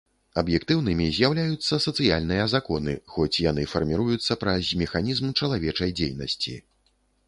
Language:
Belarusian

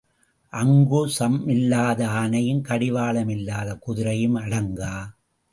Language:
Tamil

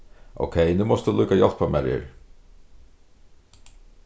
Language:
Faroese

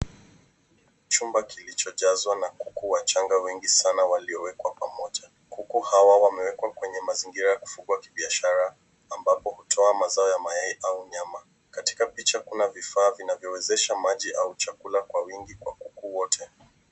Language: Swahili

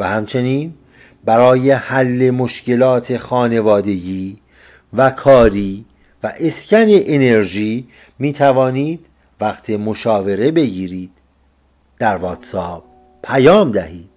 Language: Persian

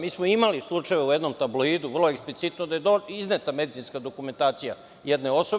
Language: Serbian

